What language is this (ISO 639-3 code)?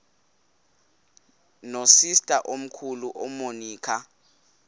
xho